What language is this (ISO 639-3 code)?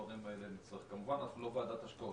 heb